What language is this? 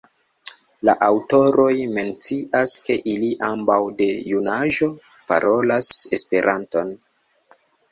Esperanto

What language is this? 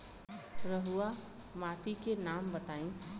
Bhojpuri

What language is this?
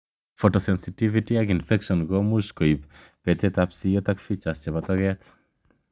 Kalenjin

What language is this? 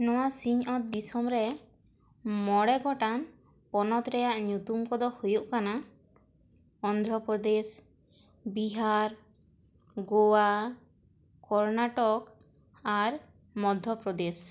Santali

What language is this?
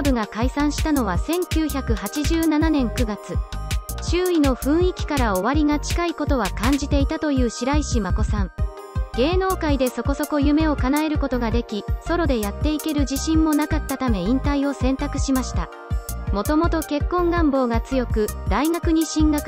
Japanese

